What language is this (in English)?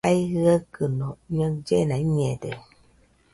Nüpode Huitoto